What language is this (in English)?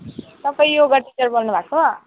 Nepali